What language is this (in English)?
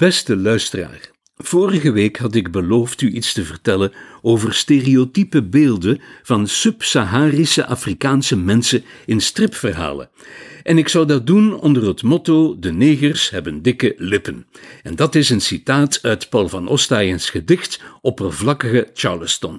Dutch